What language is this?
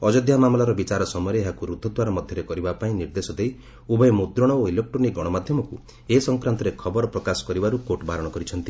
Odia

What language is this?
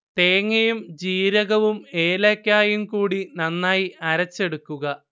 Malayalam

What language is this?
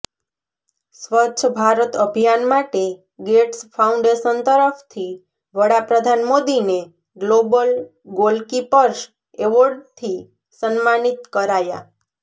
Gujarati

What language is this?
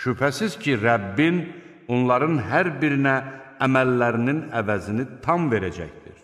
Turkish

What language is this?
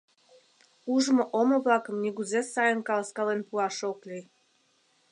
Mari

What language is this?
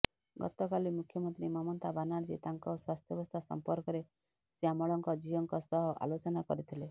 Odia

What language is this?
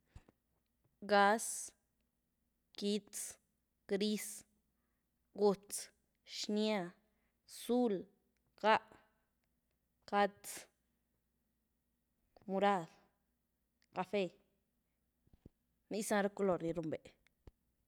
Güilá Zapotec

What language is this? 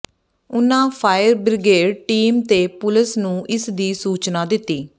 Punjabi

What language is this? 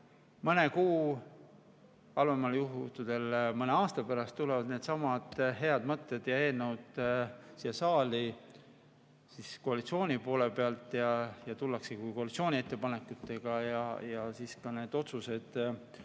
Estonian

